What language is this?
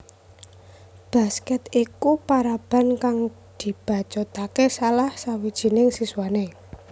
Javanese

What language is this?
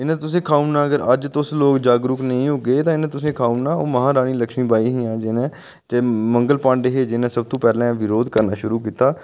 Dogri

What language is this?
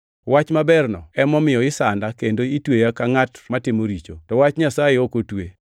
Luo (Kenya and Tanzania)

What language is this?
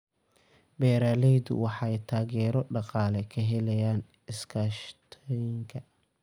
Somali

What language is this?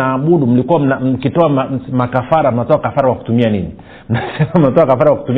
Swahili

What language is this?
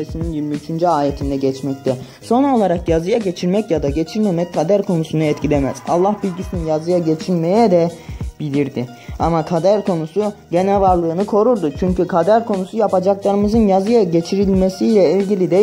Turkish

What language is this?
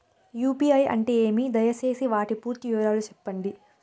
Telugu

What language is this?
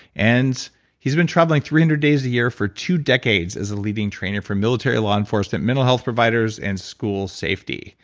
English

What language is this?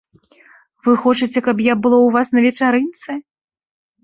Belarusian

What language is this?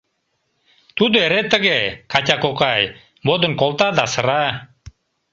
Mari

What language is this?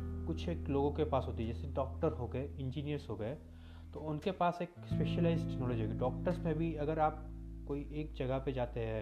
Hindi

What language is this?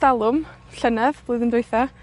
Welsh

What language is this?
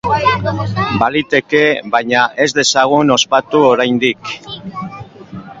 Basque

